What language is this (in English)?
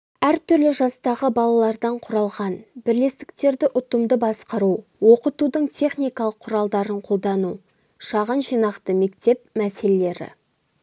Kazakh